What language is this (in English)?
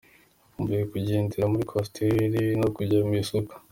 Kinyarwanda